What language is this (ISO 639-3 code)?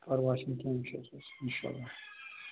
kas